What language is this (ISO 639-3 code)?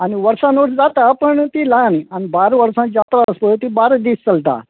kok